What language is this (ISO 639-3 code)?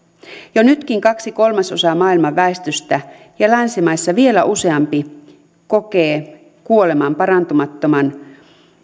fin